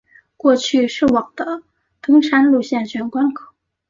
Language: Chinese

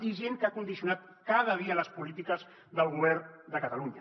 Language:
Catalan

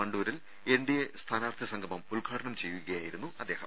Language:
Malayalam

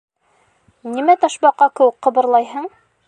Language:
Bashkir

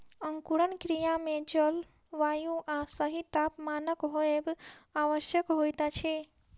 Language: Maithili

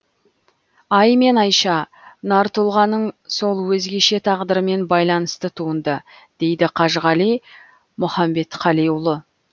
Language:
Kazakh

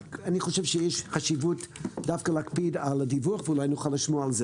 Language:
Hebrew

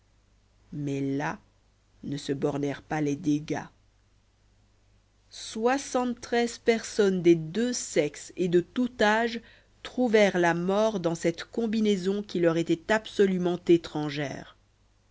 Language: French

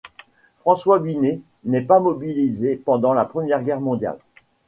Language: French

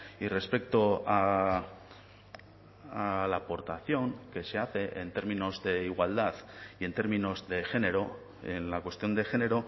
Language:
Spanish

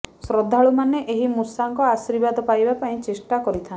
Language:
Odia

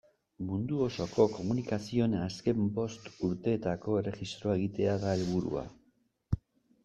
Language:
Basque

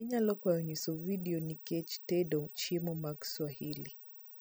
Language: Luo (Kenya and Tanzania)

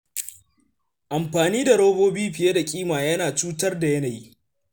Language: Hausa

